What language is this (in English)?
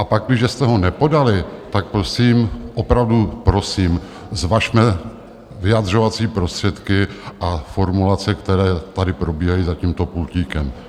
Czech